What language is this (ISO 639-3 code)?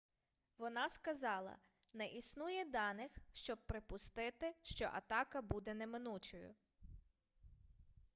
ukr